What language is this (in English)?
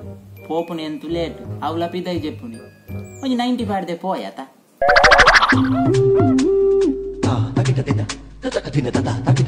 Indonesian